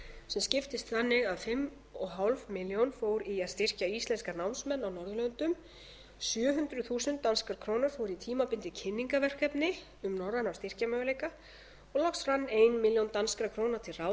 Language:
Icelandic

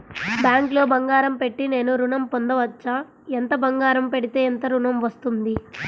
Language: Telugu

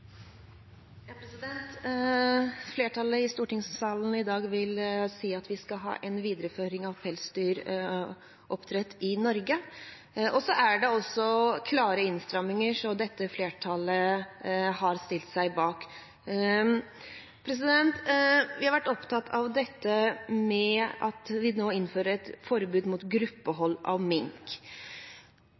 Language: Norwegian Bokmål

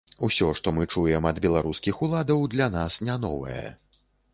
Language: Belarusian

